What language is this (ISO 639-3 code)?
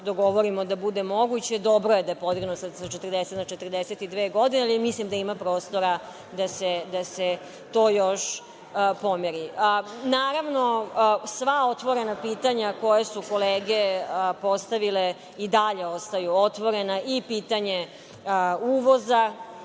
srp